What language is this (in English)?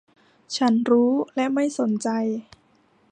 Thai